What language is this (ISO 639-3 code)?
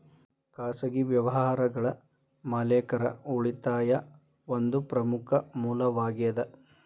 kan